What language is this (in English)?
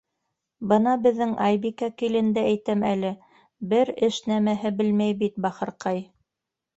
Bashkir